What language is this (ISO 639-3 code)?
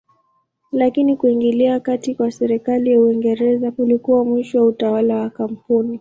swa